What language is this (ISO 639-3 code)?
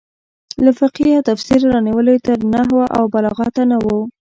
pus